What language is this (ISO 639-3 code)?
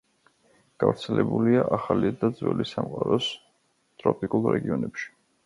kat